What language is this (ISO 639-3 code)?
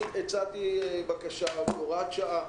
heb